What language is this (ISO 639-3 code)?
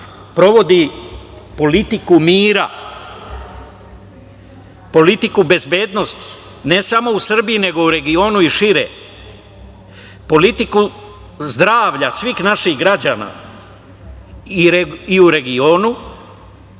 srp